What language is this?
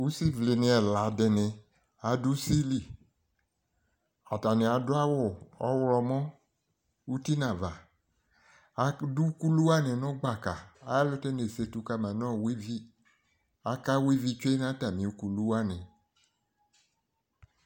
Ikposo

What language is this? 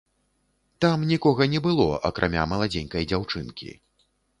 Belarusian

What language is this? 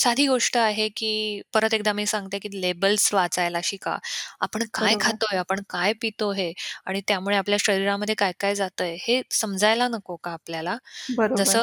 Marathi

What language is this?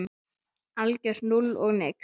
Icelandic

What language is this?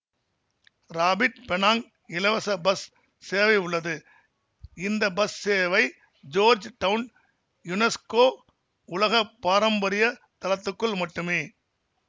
Tamil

